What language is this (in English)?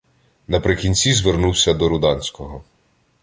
Ukrainian